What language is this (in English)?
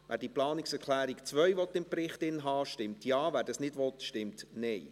Swiss German